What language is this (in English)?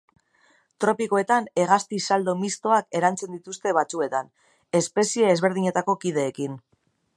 Basque